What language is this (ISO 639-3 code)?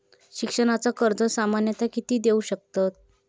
mar